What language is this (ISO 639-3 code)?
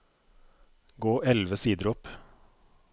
nor